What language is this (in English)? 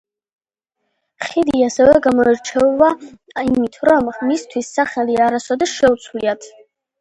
Georgian